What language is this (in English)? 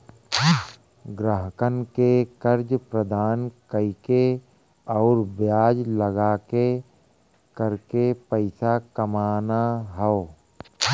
Bhojpuri